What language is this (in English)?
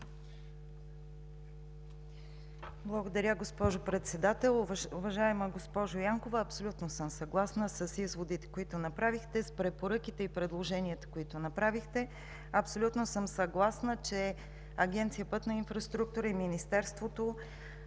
Bulgarian